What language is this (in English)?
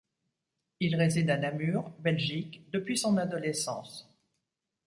French